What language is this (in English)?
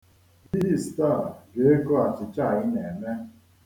Igbo